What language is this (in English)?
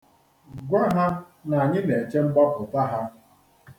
Igbo